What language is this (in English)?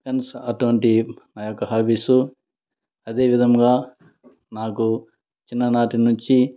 Telugu